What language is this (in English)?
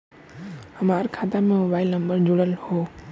Bhojpuri